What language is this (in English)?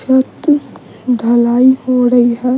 Hindi